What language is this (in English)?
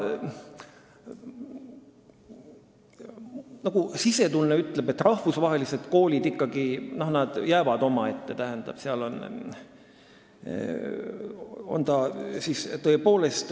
Estonian